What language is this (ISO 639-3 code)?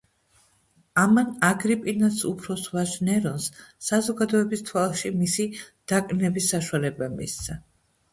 kat